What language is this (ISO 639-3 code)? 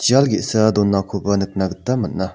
grt